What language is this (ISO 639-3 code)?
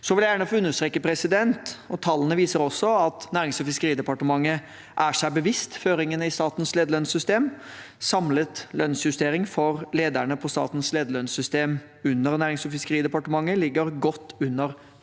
nor